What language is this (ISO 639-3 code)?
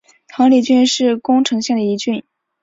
zho